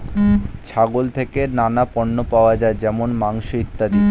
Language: Bangla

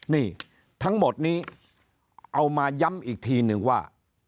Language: Thai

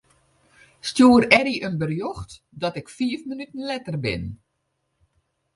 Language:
Western Frisian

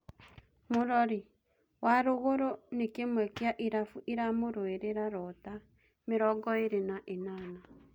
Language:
Kikuyu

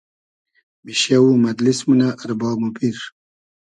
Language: Hazaragi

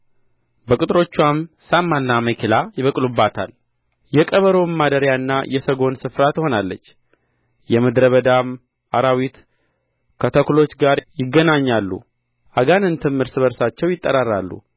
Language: Amharic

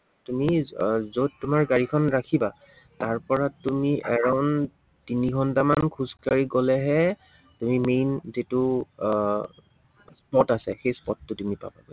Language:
Assamese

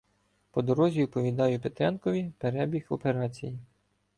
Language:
Ukrainian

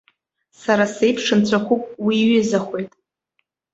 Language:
Abkhazian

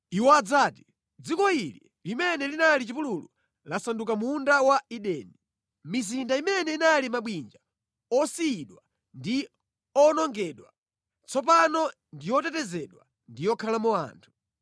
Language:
Nyanja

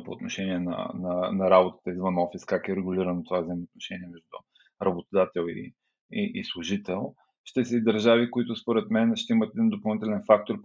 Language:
Bulgarian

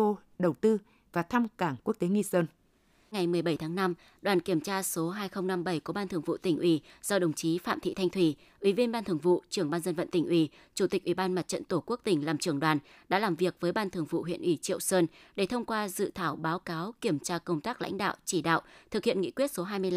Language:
Vietnamese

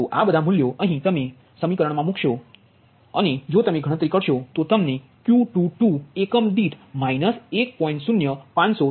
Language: Gujarati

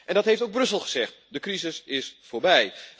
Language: Dutch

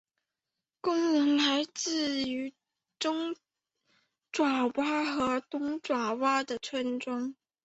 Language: Chinese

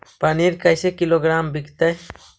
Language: Magahi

